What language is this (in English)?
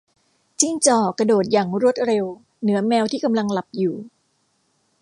Thai